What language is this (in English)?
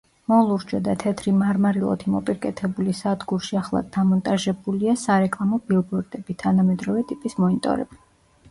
Georgian